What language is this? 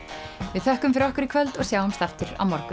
Icelandic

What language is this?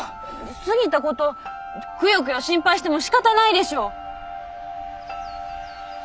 Japanese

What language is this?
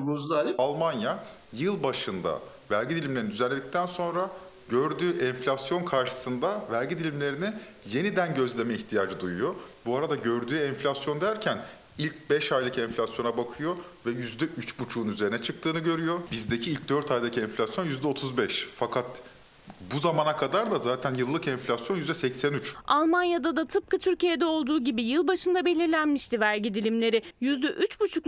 Turkish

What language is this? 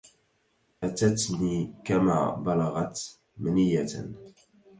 Arabic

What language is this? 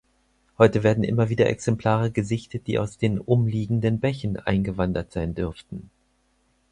German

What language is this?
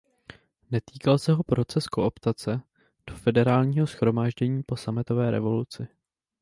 Czech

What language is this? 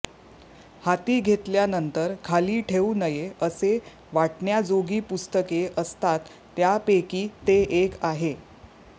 Marathi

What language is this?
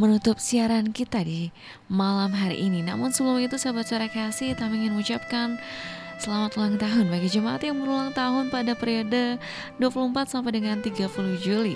Indonesian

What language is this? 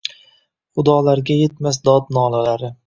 Uzbek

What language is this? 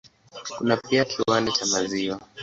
Swahili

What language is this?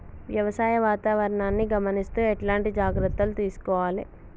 Telugu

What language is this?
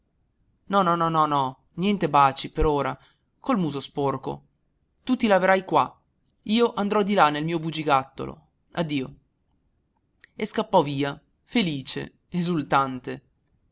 Italian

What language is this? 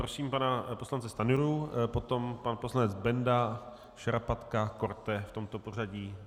Czech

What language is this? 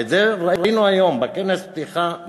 Hebrew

